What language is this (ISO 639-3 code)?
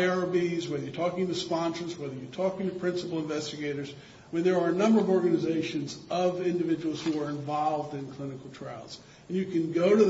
eng